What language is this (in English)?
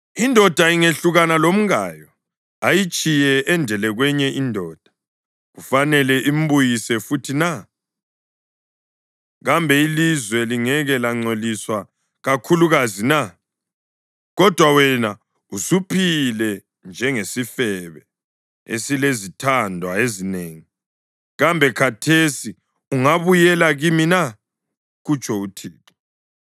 North Ndebele